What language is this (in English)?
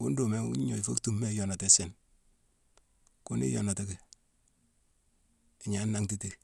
Mansoanka